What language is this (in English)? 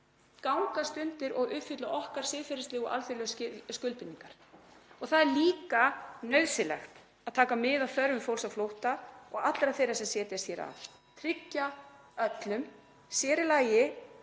Icelandic